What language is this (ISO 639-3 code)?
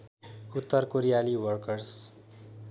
nep